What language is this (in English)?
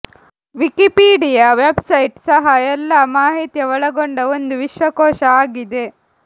Kannada